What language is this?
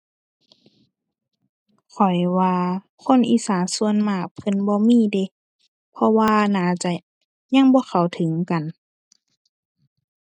Thai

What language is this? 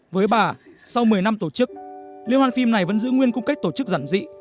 Vietnamese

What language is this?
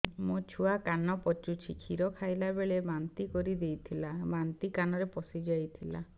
Odia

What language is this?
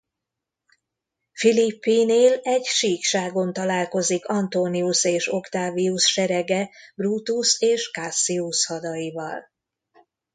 Hungarian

